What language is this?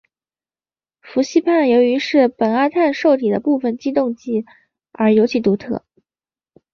Chinese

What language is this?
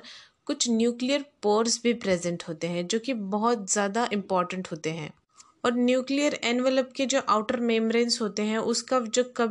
Hindi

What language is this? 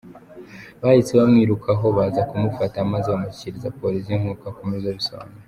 Kinyarwanda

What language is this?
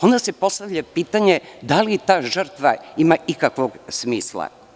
Serbian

